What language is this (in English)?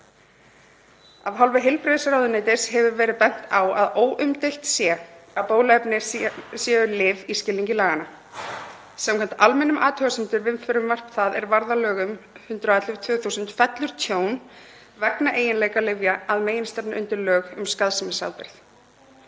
Icelandic